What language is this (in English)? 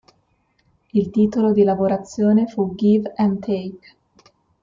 Italian